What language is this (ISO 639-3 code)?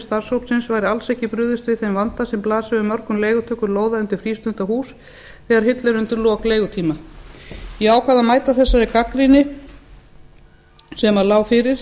isl